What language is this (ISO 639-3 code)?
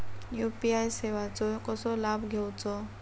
mar